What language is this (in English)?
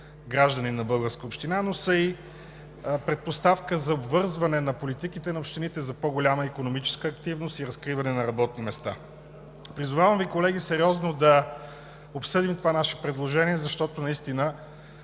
Bulgarian